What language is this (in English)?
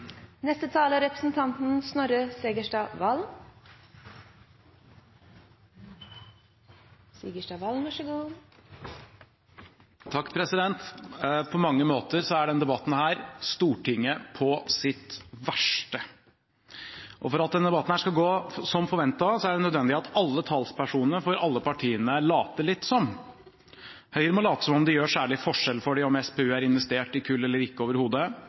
Norwegian